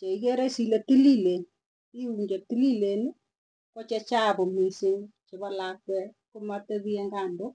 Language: Tugen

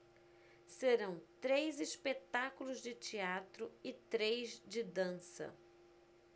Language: Portuguese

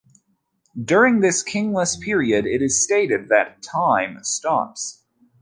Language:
English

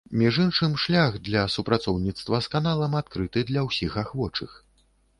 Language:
Belarusian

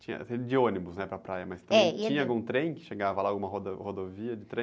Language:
Portuguese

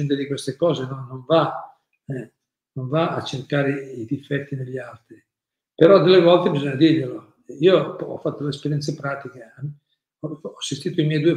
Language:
Italian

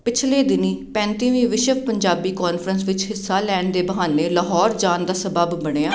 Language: Punjabi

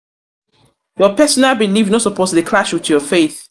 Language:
Nigerian Pidgin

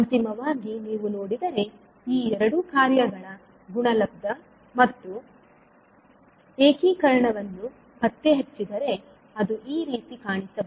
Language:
Kannada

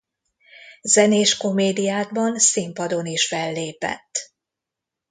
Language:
Hungarian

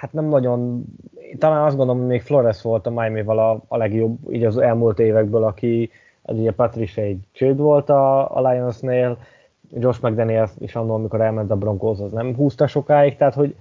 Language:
Hungarian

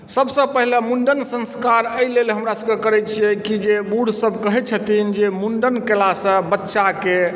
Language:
Maithili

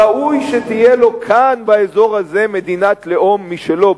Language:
Hebrew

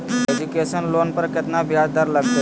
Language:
Magahi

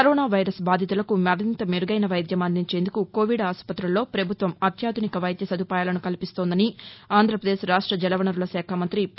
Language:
Telugu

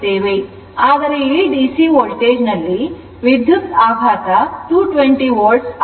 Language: Kannada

